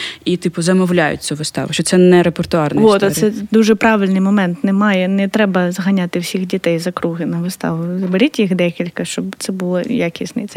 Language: Ukrainian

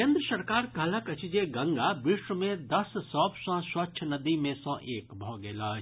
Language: Maithili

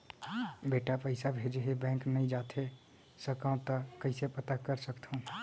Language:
Chhattisgarhi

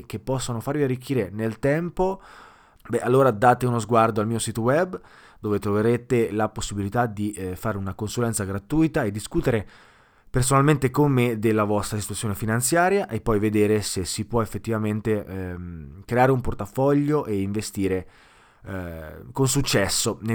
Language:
Italian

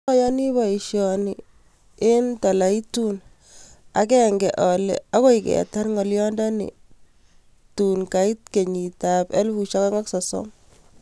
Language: Kalenjin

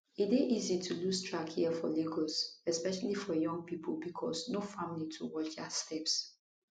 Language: Nigerian Pidgin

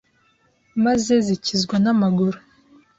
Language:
Kinyarwanda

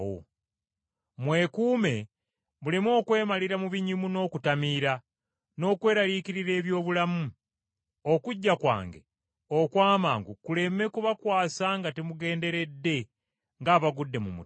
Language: Ganda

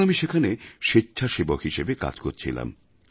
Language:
Bangla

